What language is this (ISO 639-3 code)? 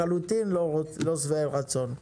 heb